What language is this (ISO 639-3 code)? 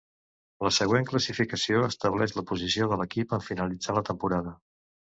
cat